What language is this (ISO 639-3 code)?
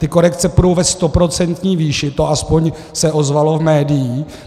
ces